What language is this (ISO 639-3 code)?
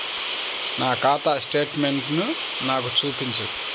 tel